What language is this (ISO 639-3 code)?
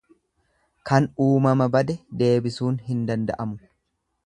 orm